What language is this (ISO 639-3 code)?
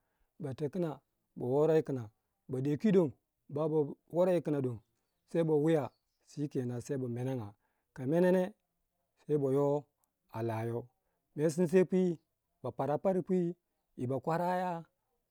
wja